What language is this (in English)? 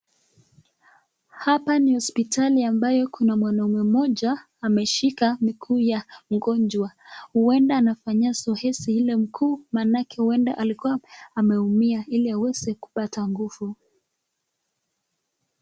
Swahili